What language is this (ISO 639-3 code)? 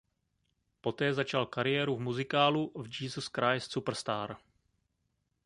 ces